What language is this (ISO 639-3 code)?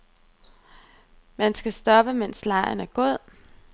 dan